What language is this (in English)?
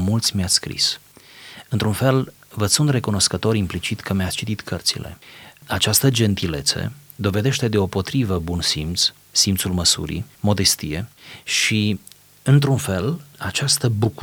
Romanian